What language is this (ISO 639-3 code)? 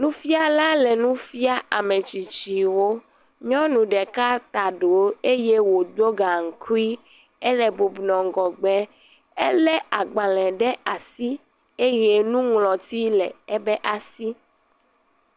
ewe